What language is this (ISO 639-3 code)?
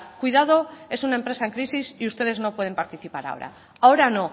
spa